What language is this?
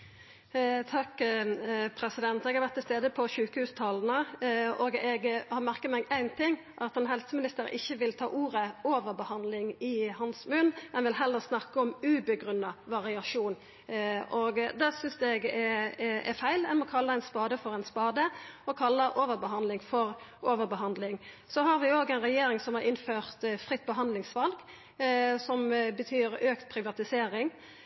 Norwegian Nynorsk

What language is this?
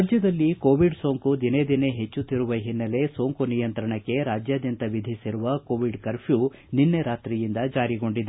Kannada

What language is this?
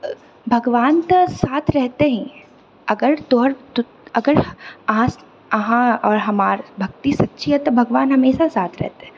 Maithili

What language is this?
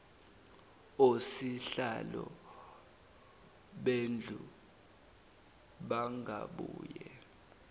Zulu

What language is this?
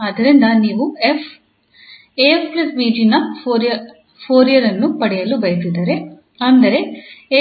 Kannada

